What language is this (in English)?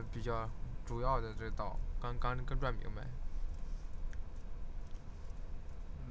Chinese